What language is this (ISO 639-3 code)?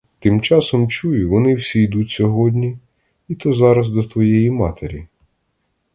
ukr